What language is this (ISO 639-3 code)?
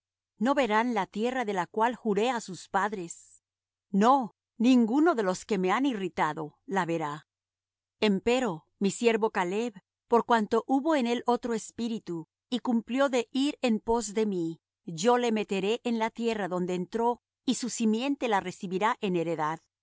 spa